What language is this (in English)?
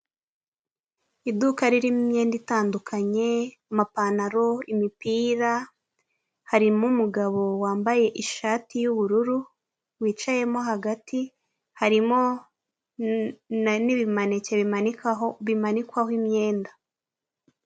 Kinyarwanda